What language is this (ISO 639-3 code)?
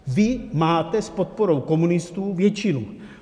ces